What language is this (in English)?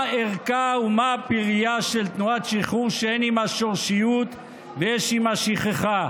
Hebrew